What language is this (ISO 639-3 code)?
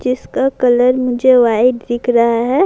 urd